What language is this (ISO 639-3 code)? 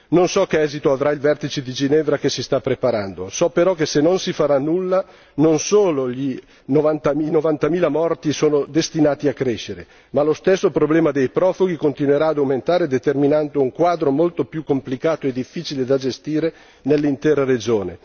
ita